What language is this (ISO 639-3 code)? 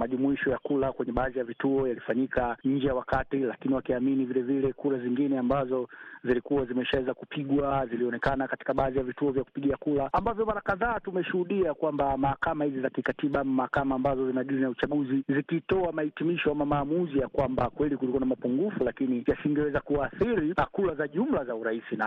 swa